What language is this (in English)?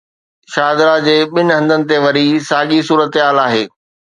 Sindhi